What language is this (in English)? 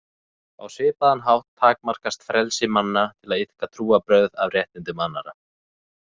Icelandic